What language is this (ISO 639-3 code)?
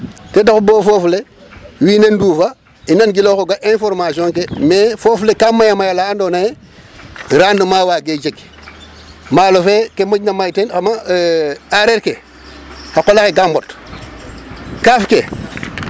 srr